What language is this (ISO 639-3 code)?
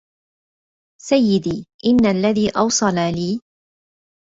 ara